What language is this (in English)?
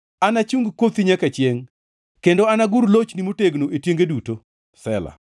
Luo (Kenya and Tanzania)